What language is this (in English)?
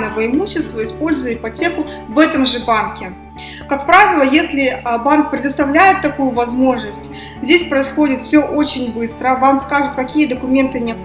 Russian